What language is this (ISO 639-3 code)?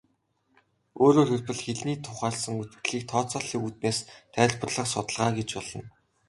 mon